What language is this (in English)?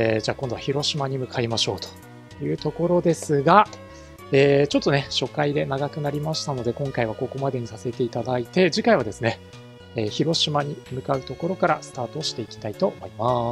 Japanese